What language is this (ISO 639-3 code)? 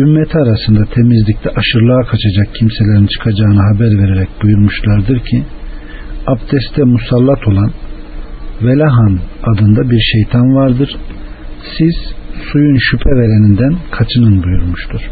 tur